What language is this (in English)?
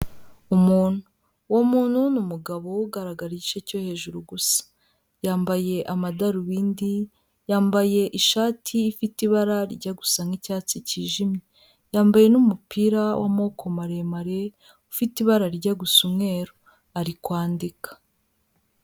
Kinyarwanda